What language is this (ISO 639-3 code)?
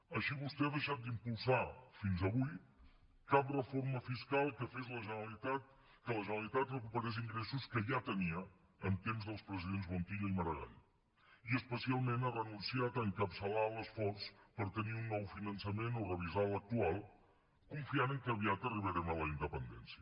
cat